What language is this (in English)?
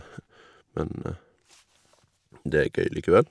Norwegian